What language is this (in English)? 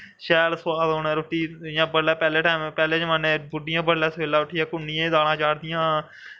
Dogri